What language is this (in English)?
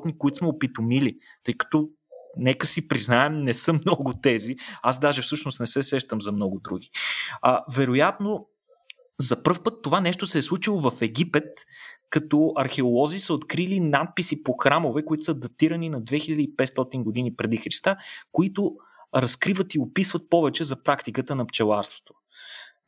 Bulgarian